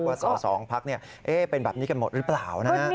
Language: Thai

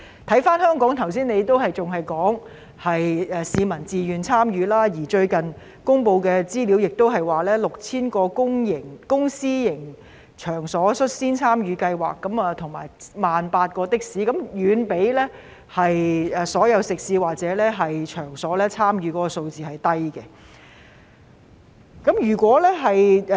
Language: Cantonese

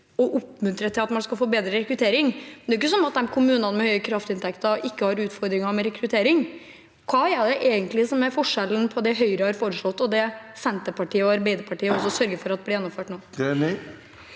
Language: Norwegian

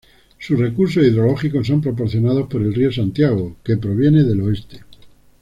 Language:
Spanish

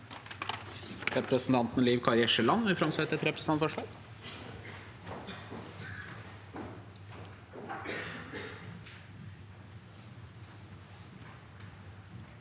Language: Norwegian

